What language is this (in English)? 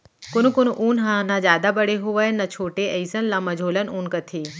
Chhattisgarhi